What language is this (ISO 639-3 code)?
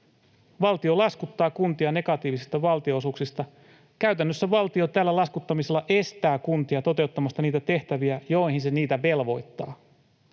fin